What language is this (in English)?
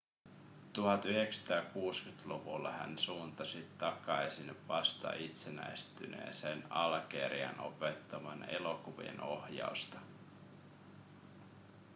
Finnish